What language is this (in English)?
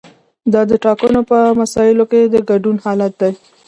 Pashto